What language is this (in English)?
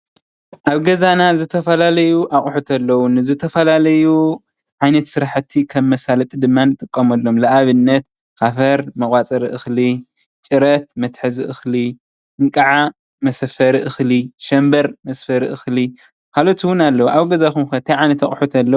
Tigrinya